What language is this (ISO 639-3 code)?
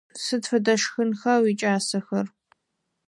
ady